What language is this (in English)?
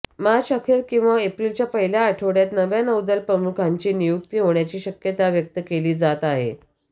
Marathi